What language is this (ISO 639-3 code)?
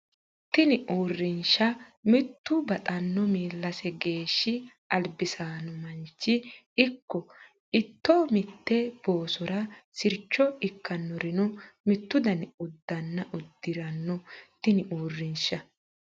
sid